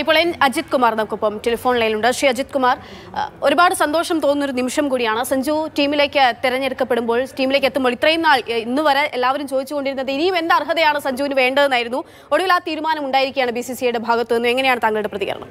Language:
Malayalam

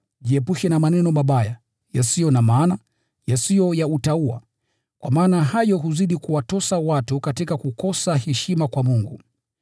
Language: Swahili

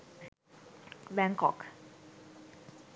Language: Sinhala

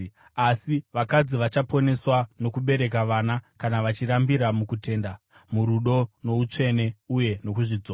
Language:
Shona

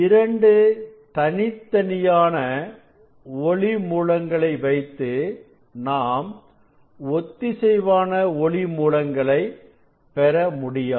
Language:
Tamil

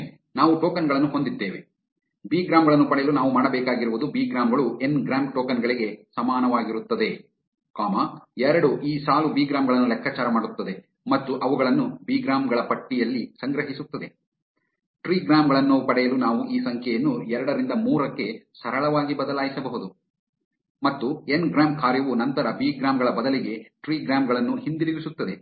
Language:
Kannada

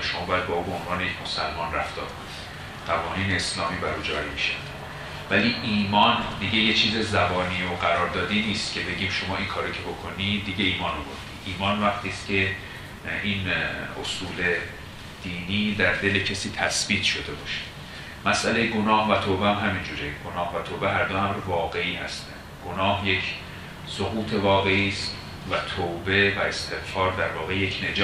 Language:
Persian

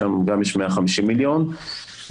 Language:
Hebrew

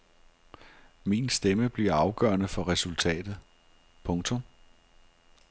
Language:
Danish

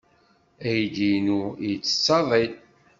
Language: Kabyle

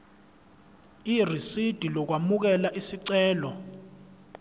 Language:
Zulu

